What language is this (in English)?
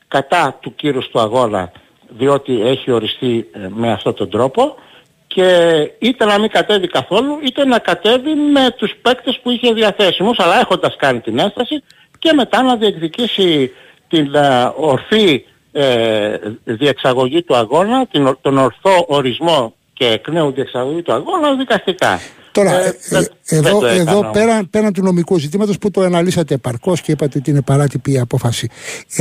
Greek